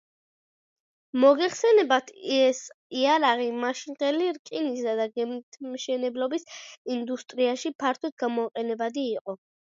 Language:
Georgian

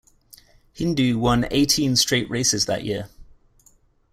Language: English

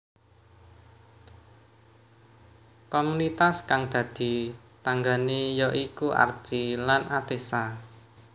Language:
Javanese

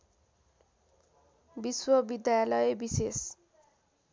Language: Nepali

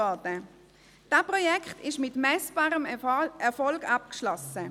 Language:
Swiss German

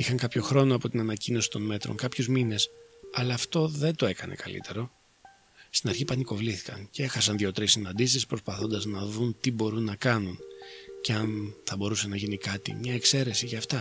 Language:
Greek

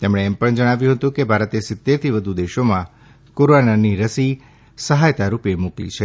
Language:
Gujarati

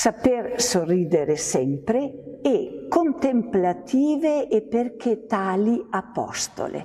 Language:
Italian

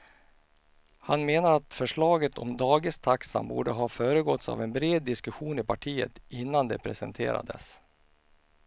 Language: Swedish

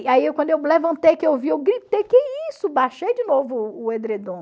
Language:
Portuguese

